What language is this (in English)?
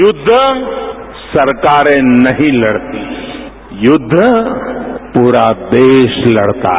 Hindi